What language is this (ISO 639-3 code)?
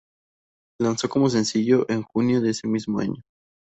spa